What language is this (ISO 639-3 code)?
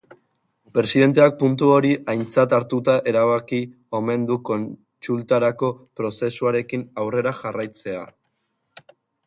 eus